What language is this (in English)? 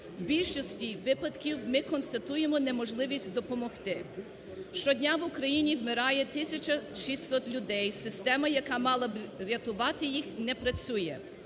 Ukrainian